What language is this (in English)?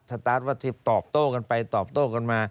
Thai